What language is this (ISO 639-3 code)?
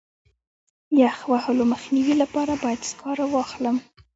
pus